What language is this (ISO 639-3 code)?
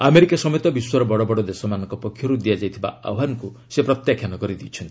ori